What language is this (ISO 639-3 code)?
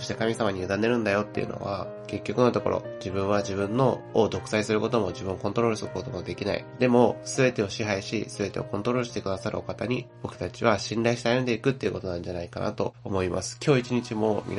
jpn